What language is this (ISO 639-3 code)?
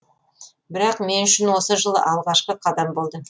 kaz